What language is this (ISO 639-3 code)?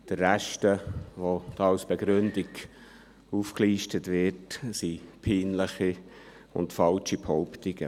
gsw